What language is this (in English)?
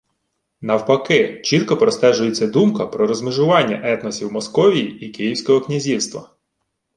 Ukrainian